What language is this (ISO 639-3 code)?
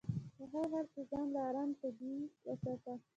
pus